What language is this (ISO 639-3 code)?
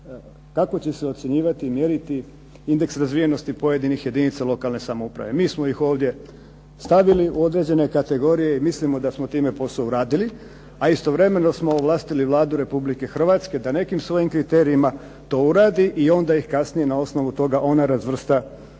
hrv